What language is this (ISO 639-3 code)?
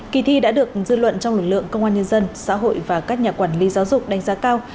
vie